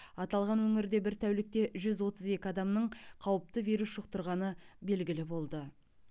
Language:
Kazakh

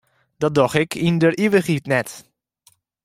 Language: Western Frisian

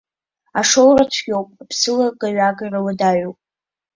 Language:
Abkhazian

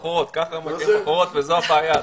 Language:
Hebrew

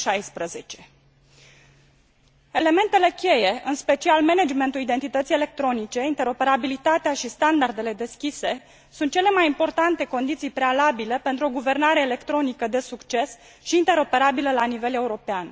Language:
Romanian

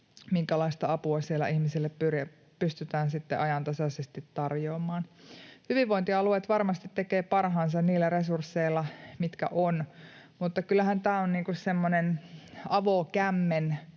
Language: Finnish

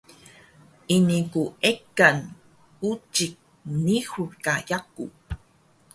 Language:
Taroko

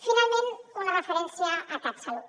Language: Catalan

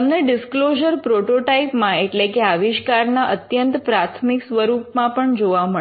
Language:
Gujarati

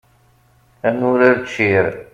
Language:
Kabyle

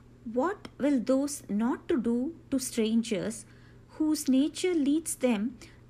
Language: Tamil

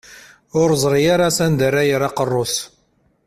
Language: Kabyle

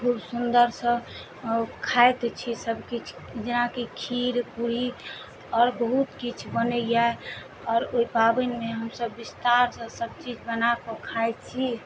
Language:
Maithili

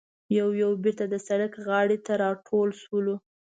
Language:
Pashto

